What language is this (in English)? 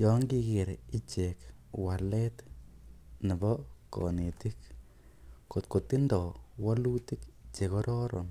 Kalenjin